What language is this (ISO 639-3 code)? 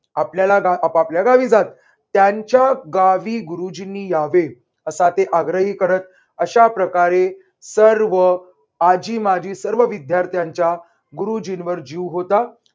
mar